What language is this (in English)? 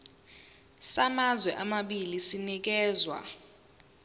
Zulu